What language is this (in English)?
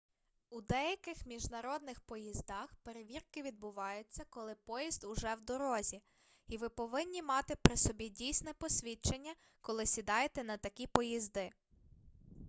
Ukrainian